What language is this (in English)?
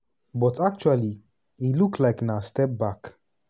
Nigerian Pidgin